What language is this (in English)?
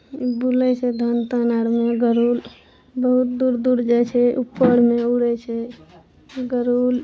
Maithili